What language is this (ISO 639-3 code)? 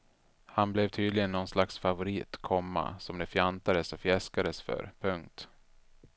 swe